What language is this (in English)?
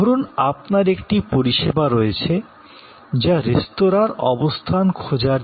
Bangla